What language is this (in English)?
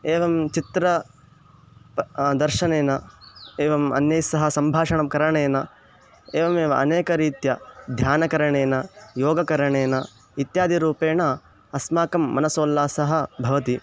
Sanskrit